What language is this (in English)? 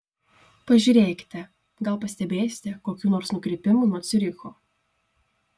Lithuanian